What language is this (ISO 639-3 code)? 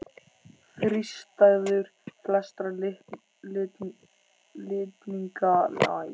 isl